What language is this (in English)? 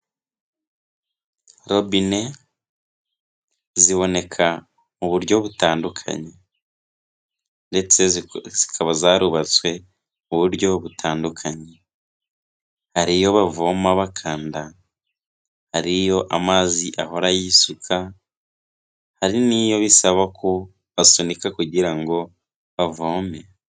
Kinyarwanda